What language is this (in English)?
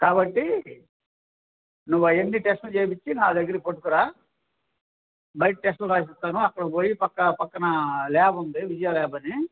Telugu